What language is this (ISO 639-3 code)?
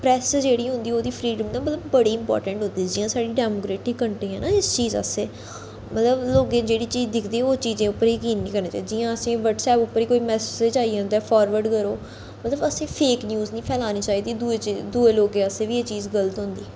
doi